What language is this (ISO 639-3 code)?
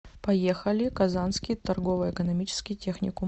rus